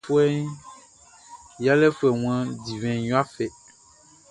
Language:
Baoulé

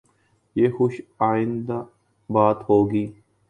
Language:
Urdu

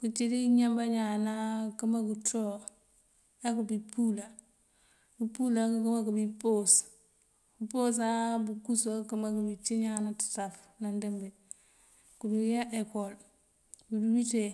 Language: Mandjak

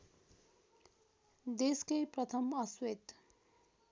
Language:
Nepali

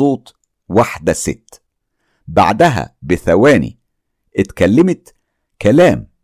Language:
Arabic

